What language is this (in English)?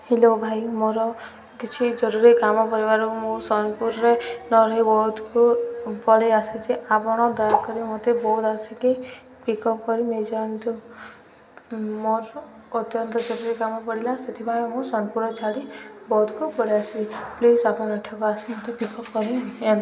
Odia